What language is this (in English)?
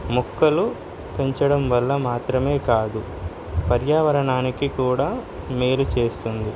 Telugu